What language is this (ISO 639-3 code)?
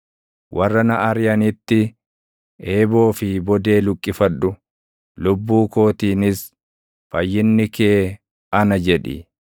orm